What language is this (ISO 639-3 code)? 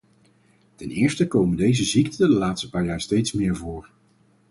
nld